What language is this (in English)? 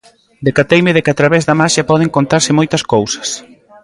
Galician